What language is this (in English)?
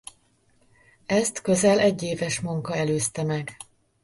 Hungarian